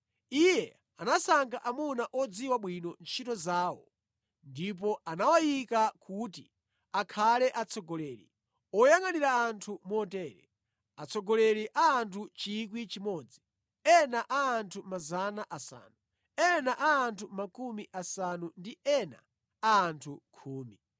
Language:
Nyanja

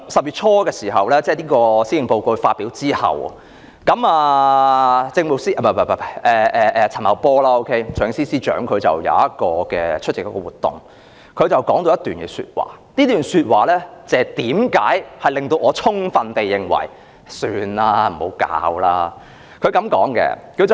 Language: Cantonese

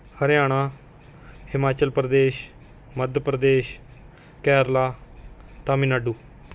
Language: Punjabi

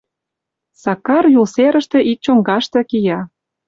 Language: Mari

